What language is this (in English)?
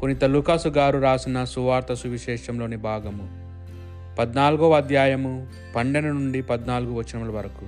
Telugu